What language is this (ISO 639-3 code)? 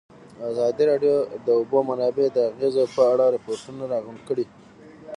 pus